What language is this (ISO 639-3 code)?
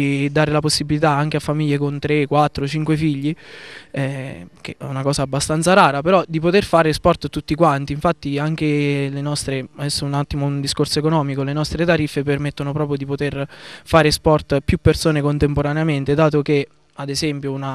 ita